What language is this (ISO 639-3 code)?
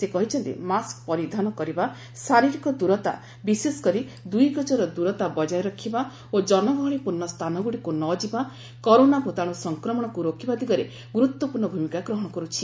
ori